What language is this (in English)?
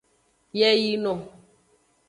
Aja (Benin)